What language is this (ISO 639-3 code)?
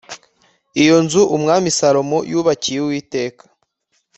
kin